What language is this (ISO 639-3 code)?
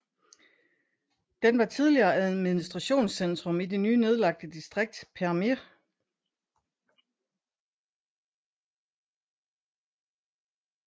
dan